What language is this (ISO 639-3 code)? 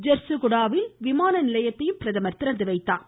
tam